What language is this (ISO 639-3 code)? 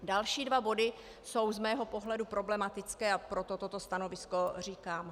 ces